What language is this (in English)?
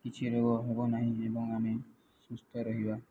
Odia